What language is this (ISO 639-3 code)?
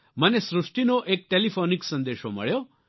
guj